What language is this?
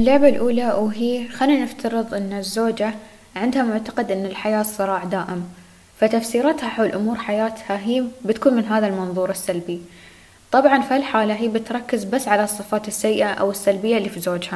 Arabic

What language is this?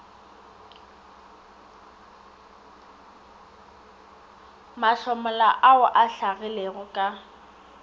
Northern Sotho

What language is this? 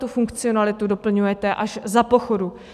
Czech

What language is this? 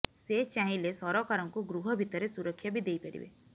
Odia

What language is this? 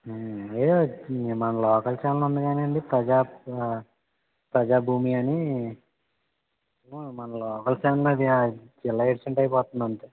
Telugu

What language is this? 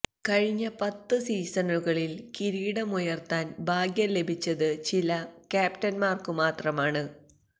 Malayalam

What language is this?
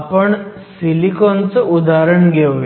Marathi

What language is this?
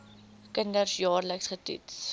Afrikaans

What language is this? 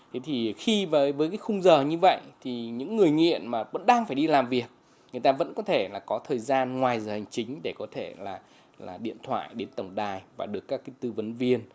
Vietnamese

